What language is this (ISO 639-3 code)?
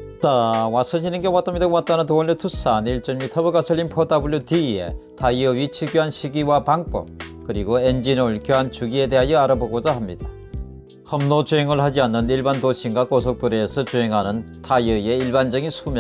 kor